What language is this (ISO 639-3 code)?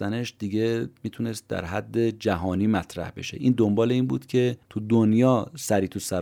fas